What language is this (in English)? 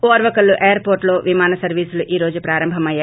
Telugu